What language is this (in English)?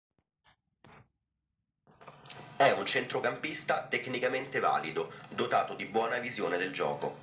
Italian